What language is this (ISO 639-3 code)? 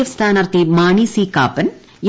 mal